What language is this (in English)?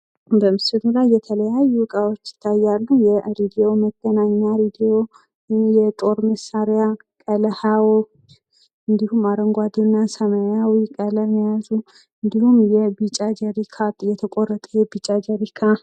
Amharic